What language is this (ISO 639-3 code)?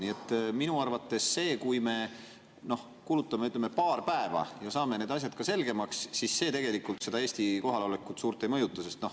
est